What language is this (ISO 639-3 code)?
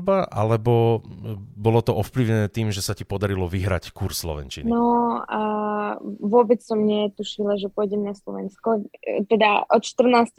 slk